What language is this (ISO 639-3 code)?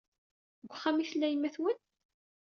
kab